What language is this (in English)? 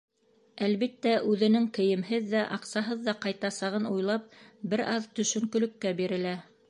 Bashkir